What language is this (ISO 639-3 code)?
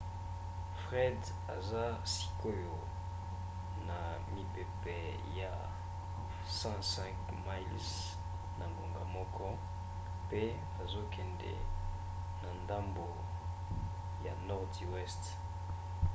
lin